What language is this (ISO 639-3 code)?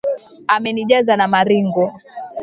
swa